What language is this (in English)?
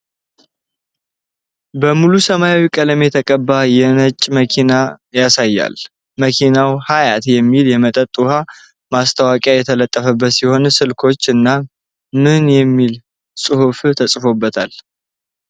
Amharic